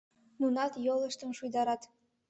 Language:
Mari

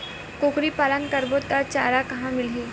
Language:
Chhattisgarhi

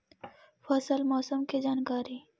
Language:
Magahi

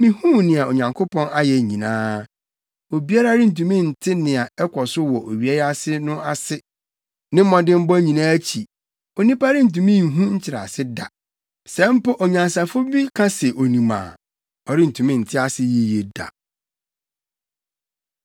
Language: Akan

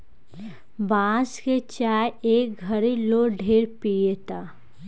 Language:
Bhojpuri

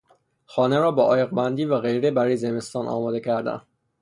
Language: Persian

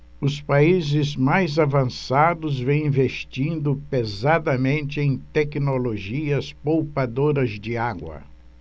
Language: Portuguese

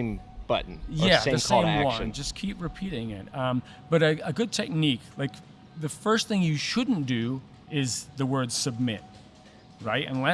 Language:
English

